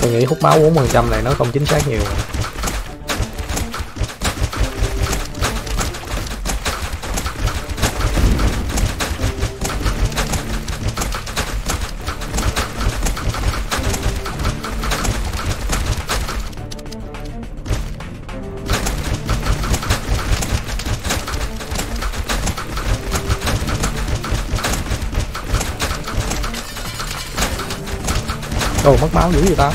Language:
Vietnamese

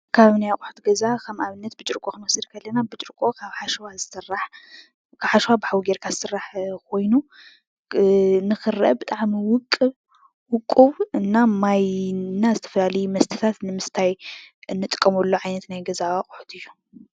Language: Tigrinya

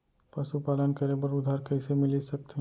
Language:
Chhattisgarhi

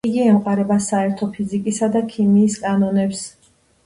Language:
Georgian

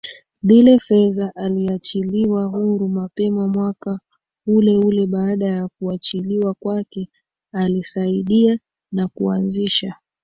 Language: Swahili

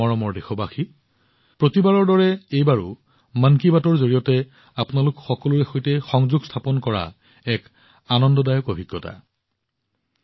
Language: Assamese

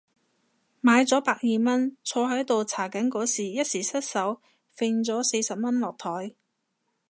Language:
Cantonese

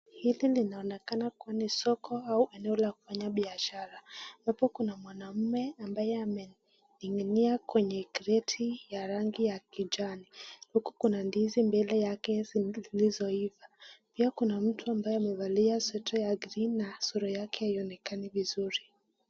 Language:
Swahili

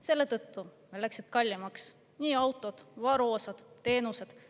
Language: Estonian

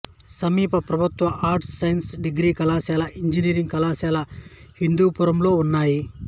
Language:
Telugu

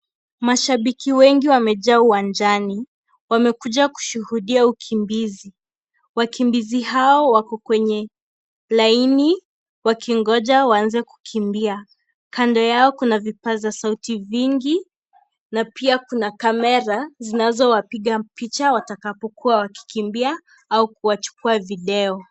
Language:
Swahili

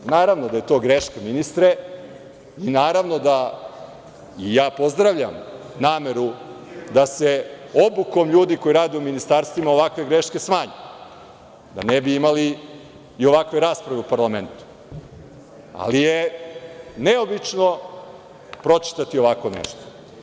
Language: Serbian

